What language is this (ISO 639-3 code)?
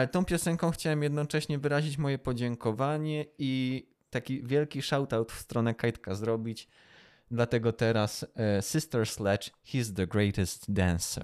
pol